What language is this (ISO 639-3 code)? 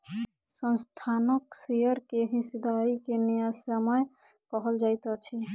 mai